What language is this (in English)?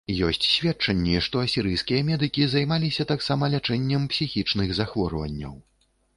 Belarusian